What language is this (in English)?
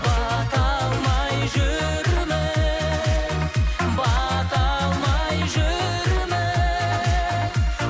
Kazakh